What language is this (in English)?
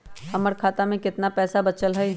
Magahi